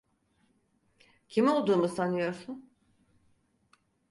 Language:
Turkish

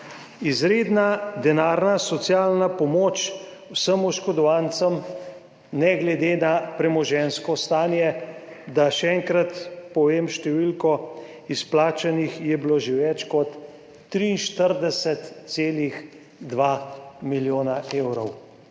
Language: Slovenian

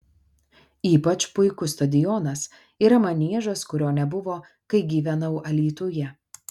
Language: Lithuanian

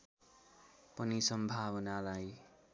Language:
Nepali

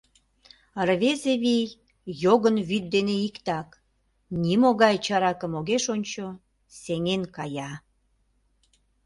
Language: Mari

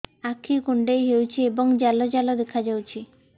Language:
Odia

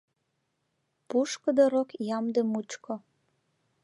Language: Mari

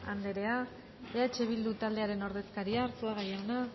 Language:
Basque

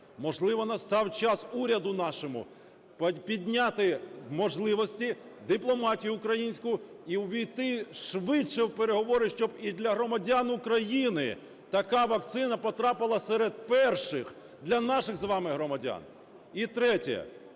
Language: Ukrainian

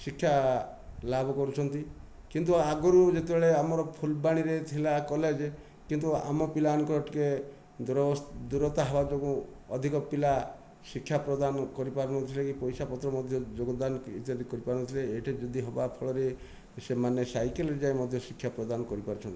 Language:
Odia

